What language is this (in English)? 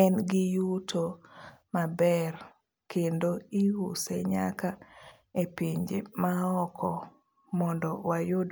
Luo (Kenya and Tanzania)